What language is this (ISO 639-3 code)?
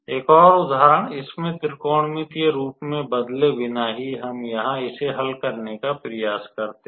hin